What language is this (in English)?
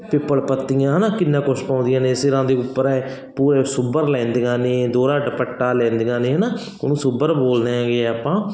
Punjabi